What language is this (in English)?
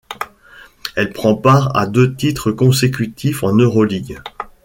French